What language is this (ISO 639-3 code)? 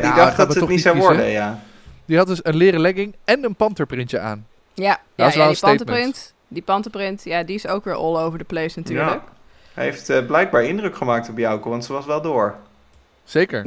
nld